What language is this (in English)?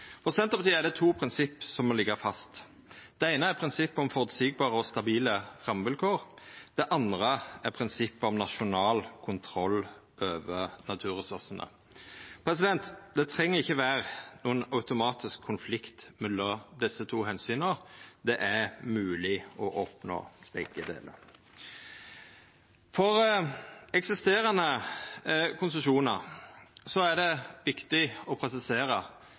Norwegian Nynorsk